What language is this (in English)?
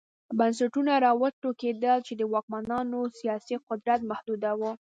Pashto